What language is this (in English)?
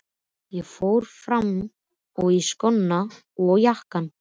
Icelandic